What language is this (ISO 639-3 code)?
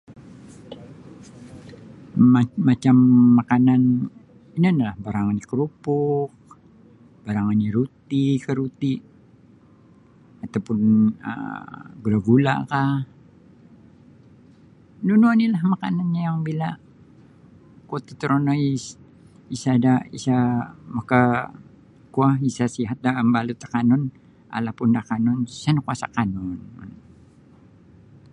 bsy